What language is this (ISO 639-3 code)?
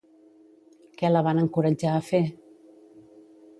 cat